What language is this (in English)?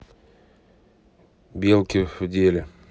Russian